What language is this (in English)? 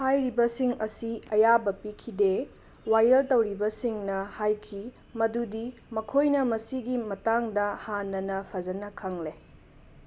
Manipuri